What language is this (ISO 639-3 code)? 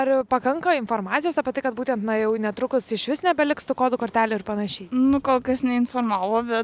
lit